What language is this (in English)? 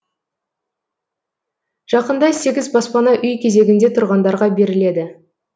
Kazakh